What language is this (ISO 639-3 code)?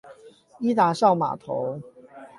zho